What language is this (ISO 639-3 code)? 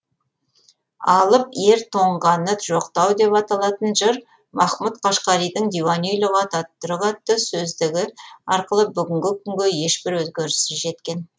kaz